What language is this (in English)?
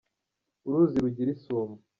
Kinyarwanda